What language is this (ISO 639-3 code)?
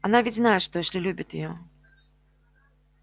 rus